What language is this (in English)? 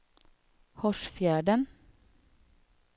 Swedish